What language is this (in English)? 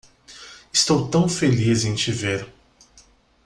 Portuguese